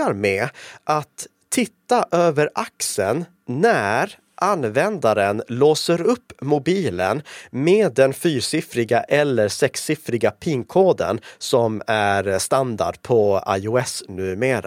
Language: Swedish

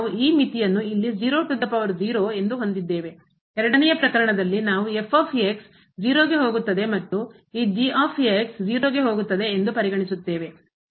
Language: Kannada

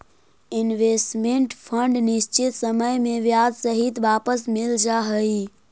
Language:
Magahi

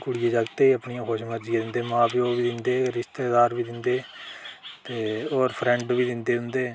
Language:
Dogri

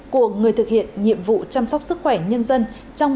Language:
Vietnamese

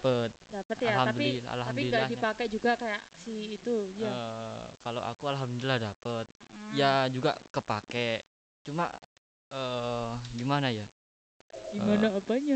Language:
Indonesian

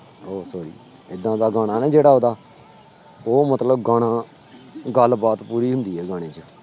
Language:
Punjabi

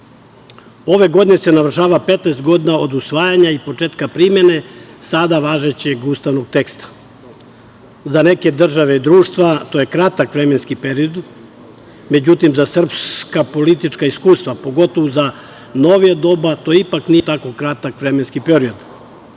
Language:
Serbian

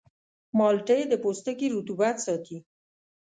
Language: Pashto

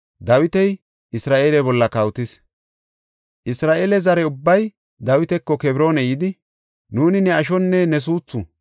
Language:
Gofa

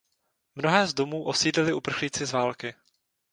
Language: Czech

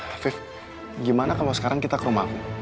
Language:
Indonesian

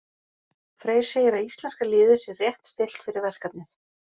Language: Icelandic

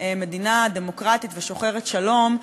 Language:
Hebrew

